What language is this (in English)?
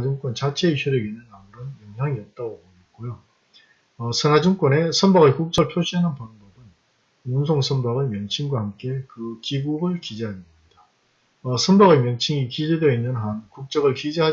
Korean